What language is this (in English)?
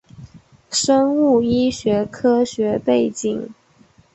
Chinese